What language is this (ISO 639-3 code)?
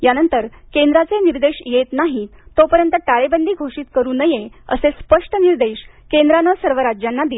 mar